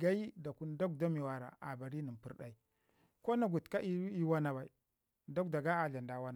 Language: Ngizim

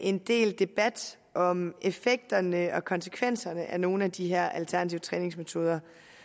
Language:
Danish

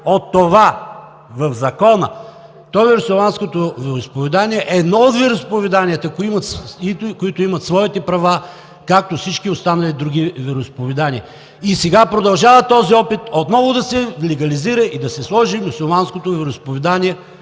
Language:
Bulgarian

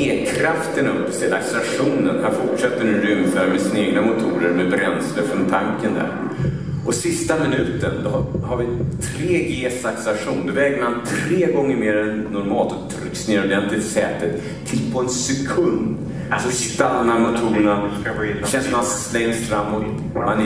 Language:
Swedish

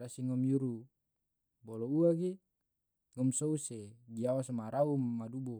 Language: Tidore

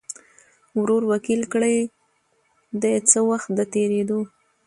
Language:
Pashto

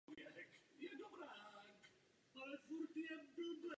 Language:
Czech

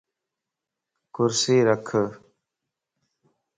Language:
Lasi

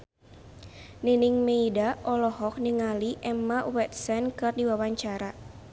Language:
Sundanese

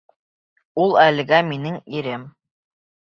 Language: Bashkir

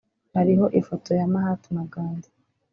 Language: Kinyarwanda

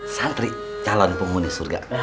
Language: Indonesian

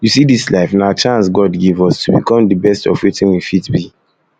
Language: Nigerian Pidgin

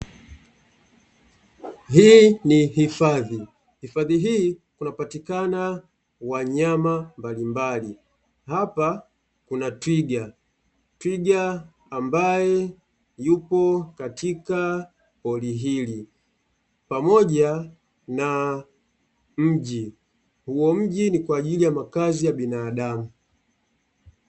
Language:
Swahili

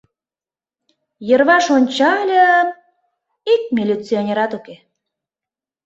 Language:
Mari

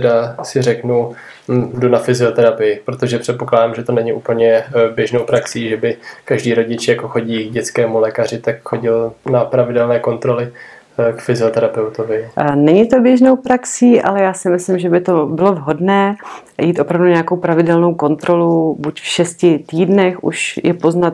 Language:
Czech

